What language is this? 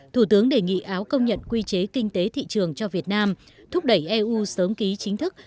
Vietnamese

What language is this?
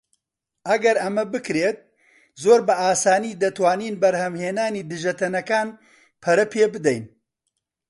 Central Kurdish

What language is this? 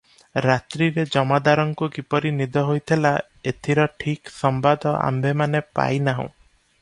Odia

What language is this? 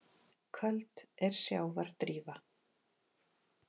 Icelandic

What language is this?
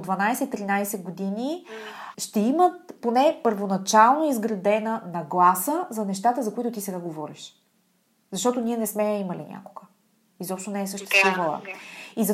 Bulgarian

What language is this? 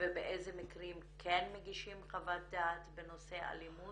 Hebrew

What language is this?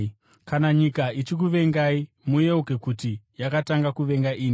Shona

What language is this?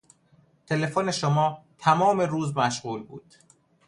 Persian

